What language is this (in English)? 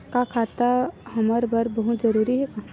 Chhattisgarhi